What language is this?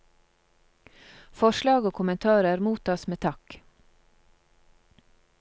Norwegian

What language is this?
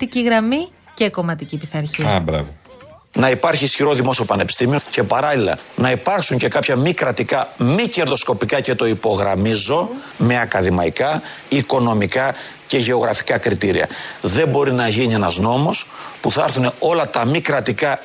Greek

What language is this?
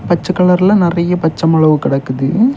Tamil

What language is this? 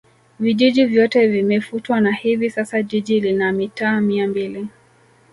Swahili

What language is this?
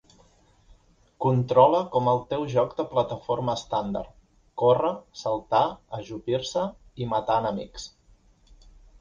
Catalan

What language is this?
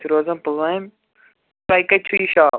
Kashmiri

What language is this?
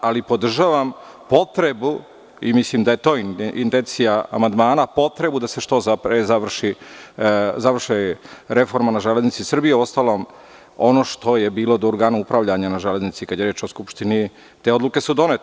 Serbian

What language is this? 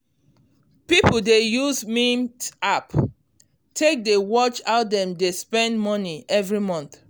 Nigerian Pidgin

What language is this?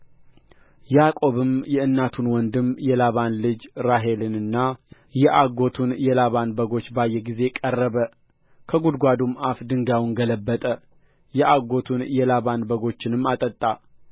Amharic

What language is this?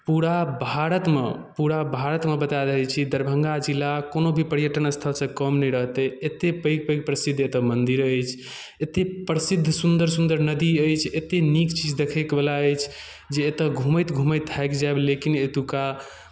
Maithili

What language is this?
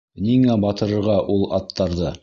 Bashkir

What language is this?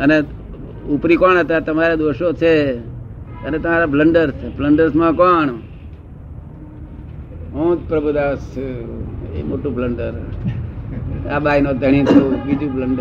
Gujarati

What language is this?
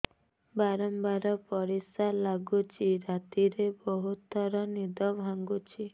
Odia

